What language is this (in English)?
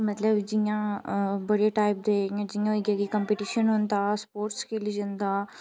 Dogri